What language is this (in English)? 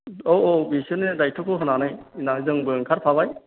Bodo